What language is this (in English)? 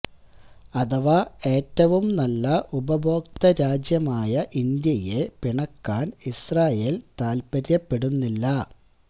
Malayalam